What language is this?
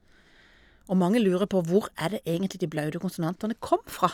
Norwegian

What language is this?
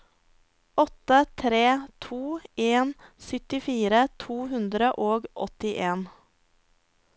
Norwegian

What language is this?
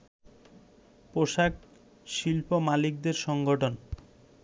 Bangla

